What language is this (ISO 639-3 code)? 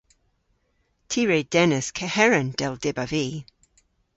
cor